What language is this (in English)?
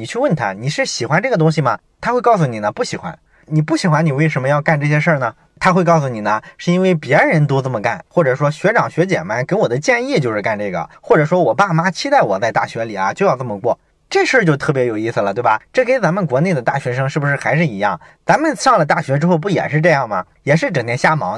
Chinese